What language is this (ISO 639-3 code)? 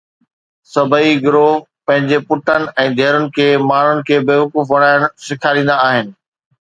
snd